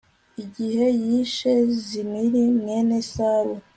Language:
Kinyarwanda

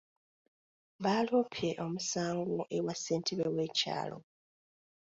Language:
Ganda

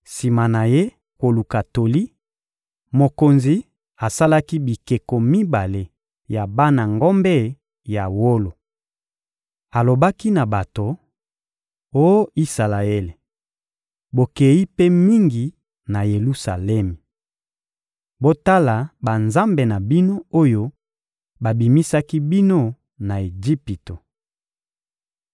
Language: Lingala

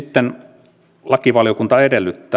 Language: Finnish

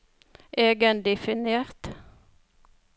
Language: Norwegian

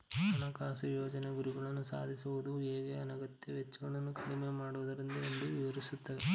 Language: Kannada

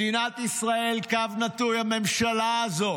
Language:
Hebrew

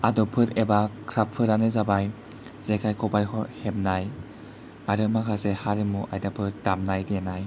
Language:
Bodo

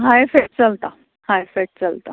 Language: Konkani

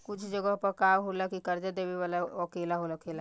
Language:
Bhojpuri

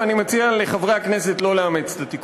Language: Hebrew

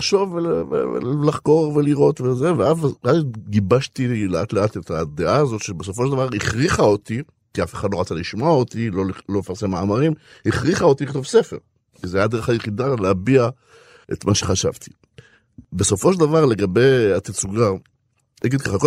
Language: Hebrew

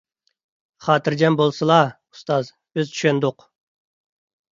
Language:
Uyghur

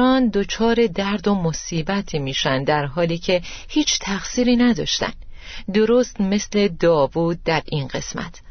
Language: Persian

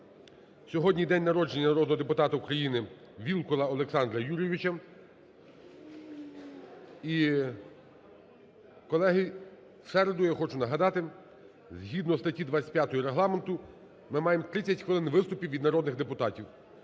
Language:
Ukrainian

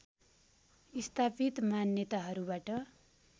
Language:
Nepali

